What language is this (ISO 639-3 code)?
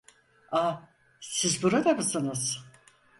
tur